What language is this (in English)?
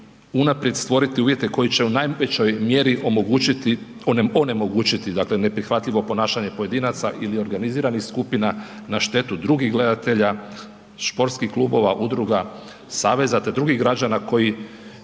Croatian